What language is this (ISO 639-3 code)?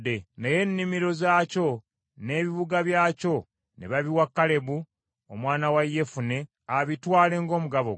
lug